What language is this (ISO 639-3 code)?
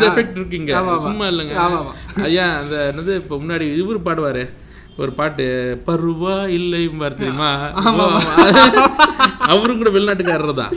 tam